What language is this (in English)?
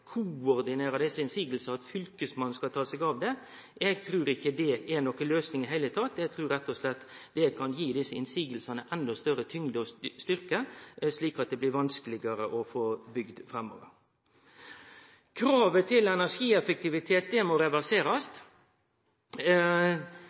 Norwegian Nynorsk